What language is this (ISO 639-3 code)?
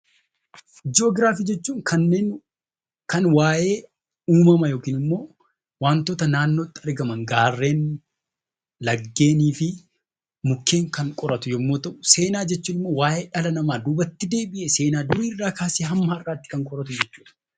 orm